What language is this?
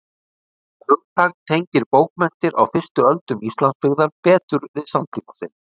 Icelandic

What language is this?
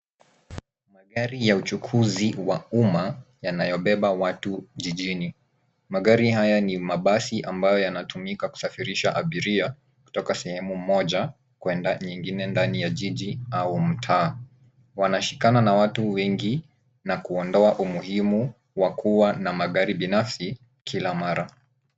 Swahili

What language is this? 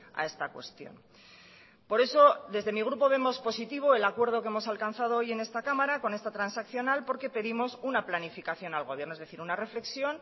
Spanish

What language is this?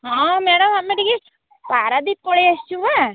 Odia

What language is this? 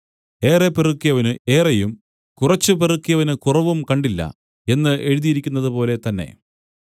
Malayalam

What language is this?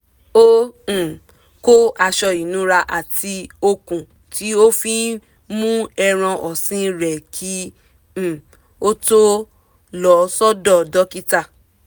Yoruba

